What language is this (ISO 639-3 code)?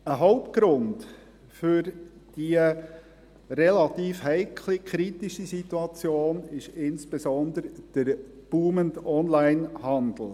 gsw